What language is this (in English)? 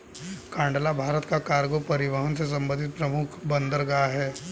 Hindi